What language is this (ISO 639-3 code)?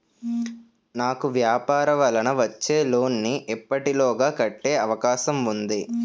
tel